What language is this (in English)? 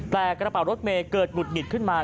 Thai